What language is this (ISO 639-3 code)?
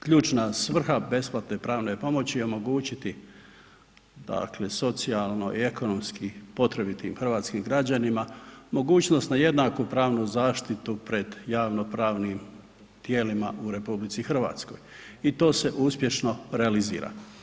hrv